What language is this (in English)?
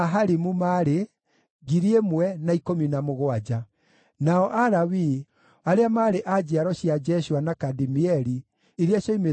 Kikuyu